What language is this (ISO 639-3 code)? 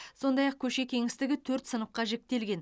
kaz